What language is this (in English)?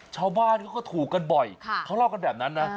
Thai